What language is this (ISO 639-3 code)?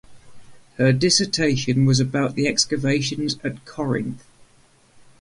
eng